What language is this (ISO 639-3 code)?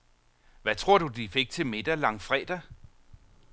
dan